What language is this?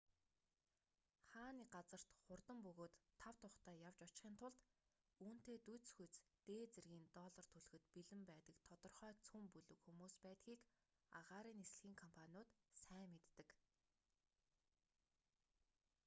Mongolian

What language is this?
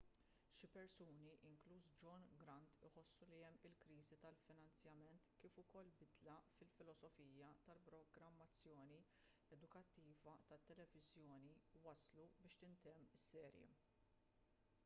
Maltese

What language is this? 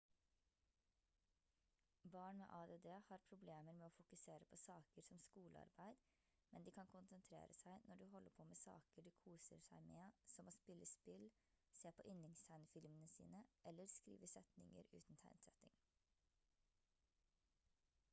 Norwegian Bokmål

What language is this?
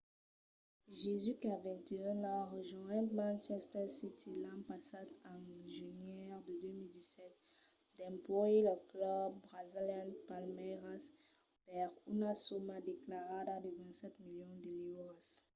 Occitan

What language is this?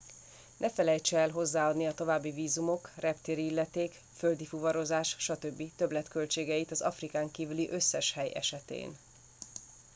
Hungarian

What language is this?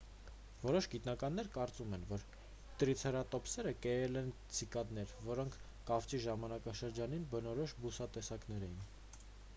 Armenian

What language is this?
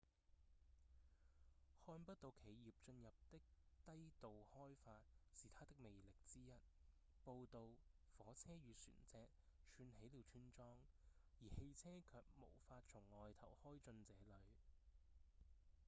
Cantonese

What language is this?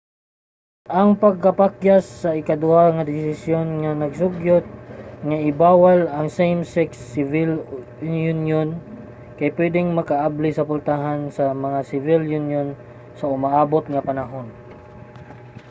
Cebuano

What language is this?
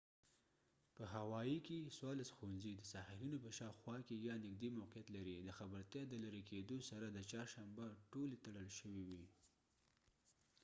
Pashto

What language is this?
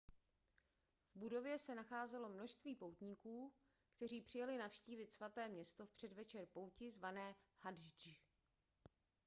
Czech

